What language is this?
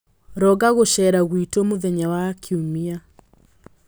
Kikuyu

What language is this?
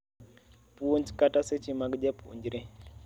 Luo (Kenya and Tanzania)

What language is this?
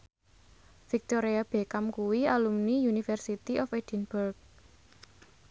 Javanese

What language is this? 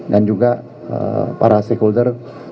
Indonesian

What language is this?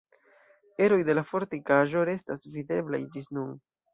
Esperanto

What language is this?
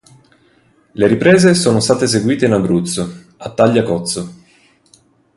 Italian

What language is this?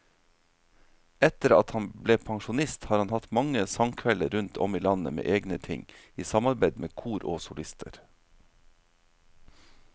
Norwegian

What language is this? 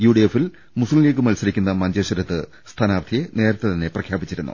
Malayalam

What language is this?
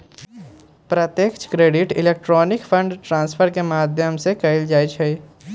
Magahi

